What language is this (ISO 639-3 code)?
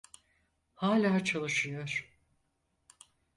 tur